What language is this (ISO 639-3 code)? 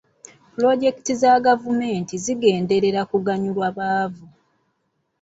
lug